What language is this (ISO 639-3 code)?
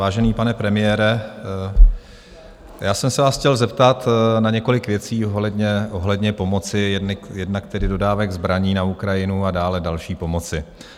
ces